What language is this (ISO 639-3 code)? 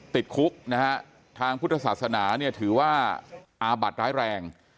tha